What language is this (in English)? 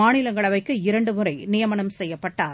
Tamil